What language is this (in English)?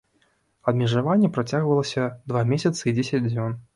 Belarusian